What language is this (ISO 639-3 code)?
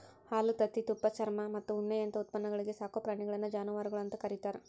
kan